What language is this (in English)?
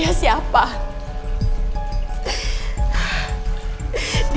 Indonesian